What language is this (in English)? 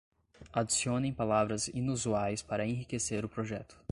Portuguese